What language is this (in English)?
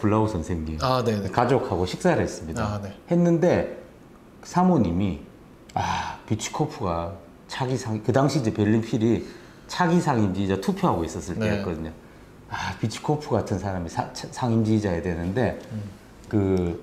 Korean